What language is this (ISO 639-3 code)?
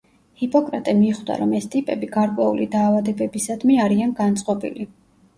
kat